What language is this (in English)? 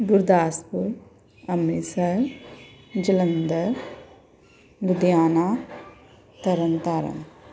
Punjabi